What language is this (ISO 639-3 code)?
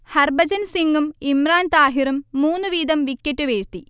mal